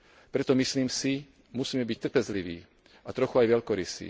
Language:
Slovak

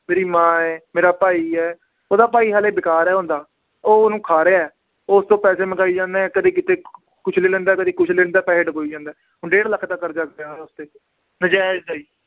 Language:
Punjabi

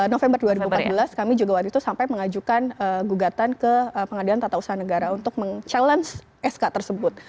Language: Indonesian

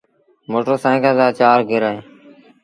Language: Sindhi Bhil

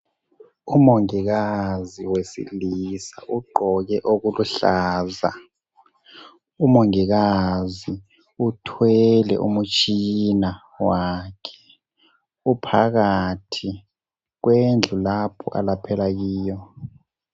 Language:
North Ndebele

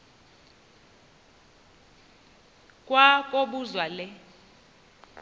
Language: Xhosa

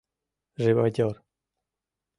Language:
Mari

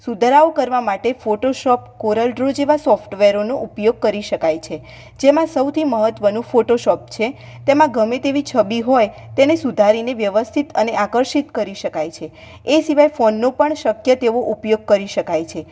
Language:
Gujarati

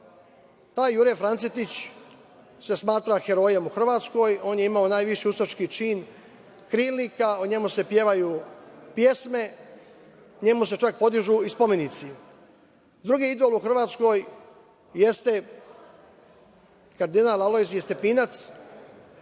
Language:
Serbian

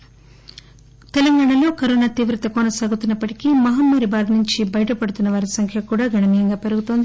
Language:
Telugu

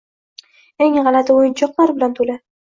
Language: Uzbek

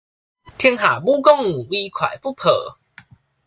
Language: Min Nan Chinese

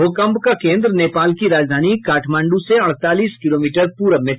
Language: Hindi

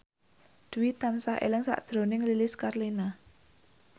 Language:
Javanese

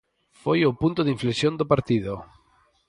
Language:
Galician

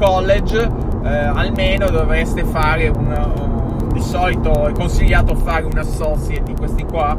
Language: Italian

